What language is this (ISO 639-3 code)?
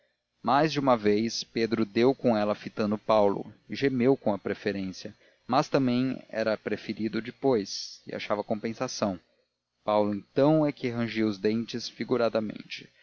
por